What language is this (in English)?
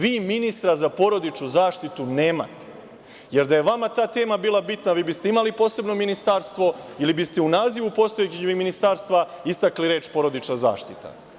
Serbian